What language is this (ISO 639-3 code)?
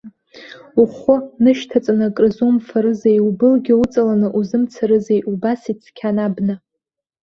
abk